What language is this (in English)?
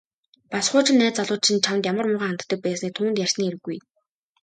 Mongolian